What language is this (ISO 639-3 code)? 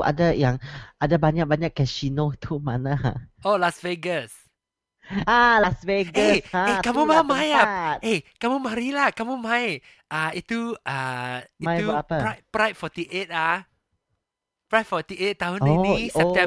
msa